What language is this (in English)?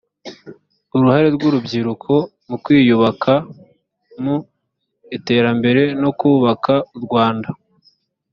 Kinyarwanda